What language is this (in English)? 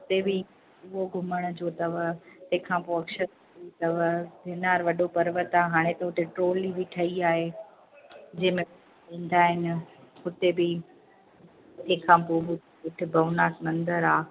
Sindhi